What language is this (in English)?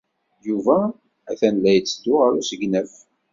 Kabyle